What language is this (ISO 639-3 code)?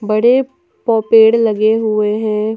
hin